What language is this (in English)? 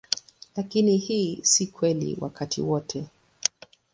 Swahili